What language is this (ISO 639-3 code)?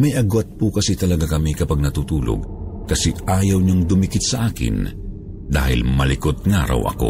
fil